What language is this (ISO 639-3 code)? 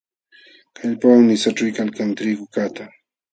qxw